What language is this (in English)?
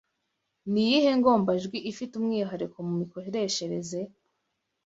Kinyarwanda